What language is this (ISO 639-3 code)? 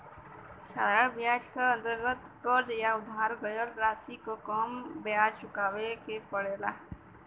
bho